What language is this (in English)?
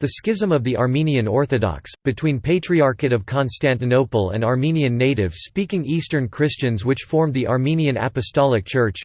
English